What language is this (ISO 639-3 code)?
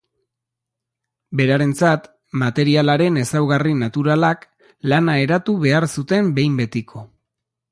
eus